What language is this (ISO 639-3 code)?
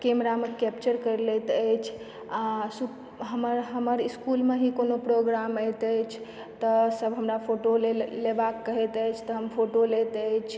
mai